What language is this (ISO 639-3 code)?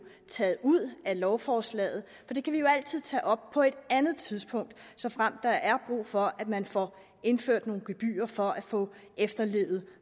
dan